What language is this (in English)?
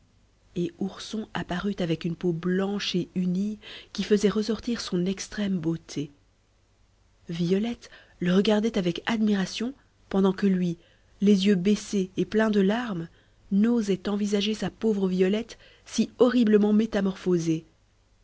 French